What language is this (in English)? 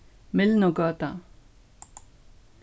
Faroese